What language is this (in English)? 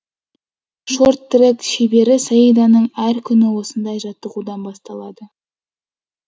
Kazakh